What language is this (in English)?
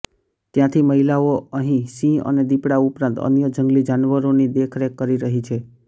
Gujarati